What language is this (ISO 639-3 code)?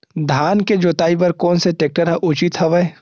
hne